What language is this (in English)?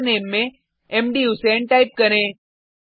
Hindi